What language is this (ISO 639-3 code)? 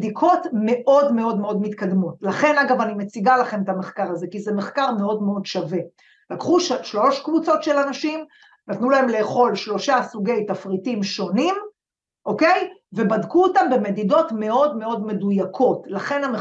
heb